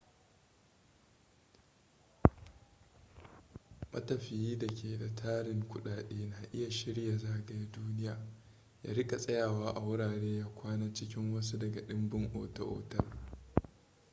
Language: Hausa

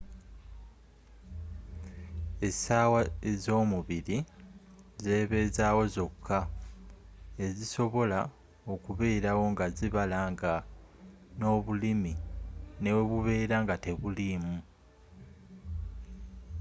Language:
Ganda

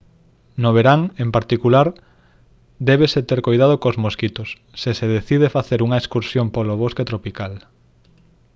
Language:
Galician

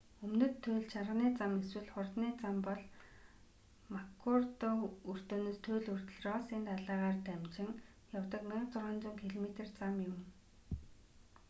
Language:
Mongolian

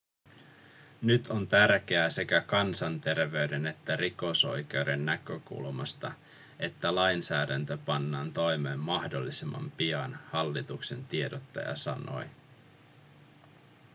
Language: Finnish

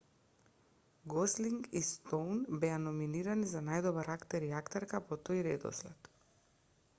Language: Macedonian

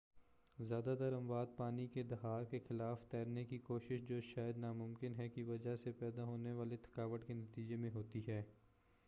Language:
Urdu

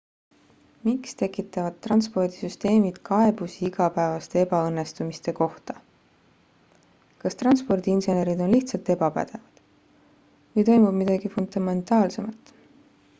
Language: Estonian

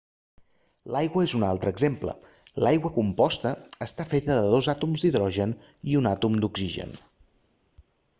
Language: Catalan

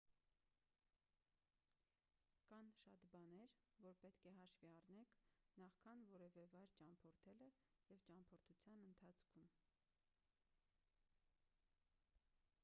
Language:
Armenian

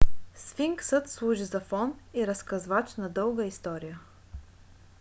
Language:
Bulgarian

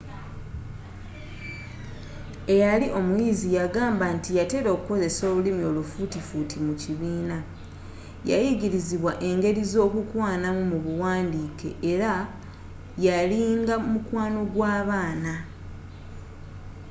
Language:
Ganda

